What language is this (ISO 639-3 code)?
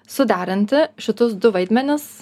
lit